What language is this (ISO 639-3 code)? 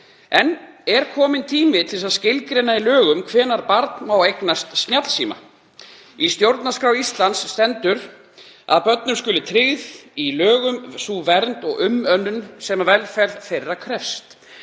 isl